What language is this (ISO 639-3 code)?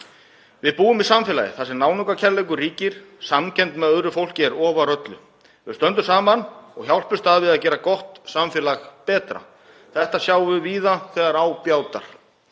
isl